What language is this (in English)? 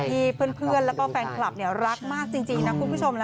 Thai